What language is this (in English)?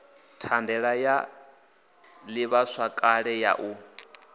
Venda